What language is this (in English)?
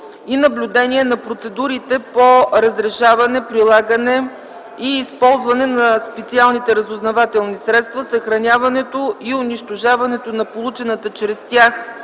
Bulgarian